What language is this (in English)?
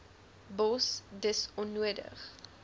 Afrikaans